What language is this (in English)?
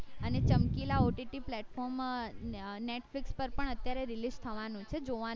Gujarati